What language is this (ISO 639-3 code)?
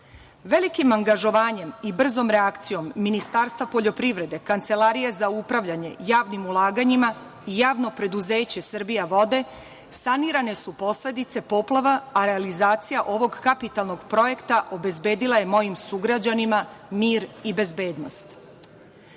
srp